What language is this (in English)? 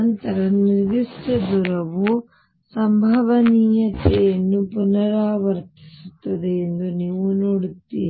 Kannada